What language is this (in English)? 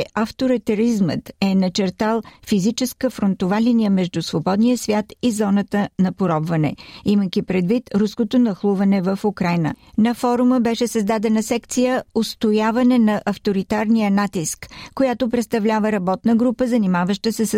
Bulgarian